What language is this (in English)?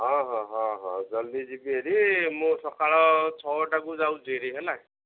Odia